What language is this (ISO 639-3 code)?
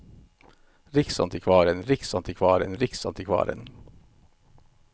nor